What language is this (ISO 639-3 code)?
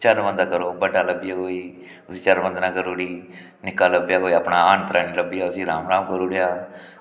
doi